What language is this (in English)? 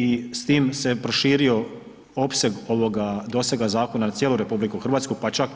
Croatian